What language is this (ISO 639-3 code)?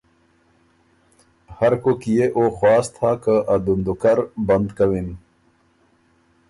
oru